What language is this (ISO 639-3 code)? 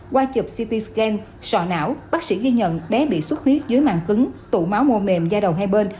vie